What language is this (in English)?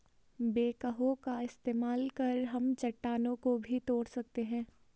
Hindi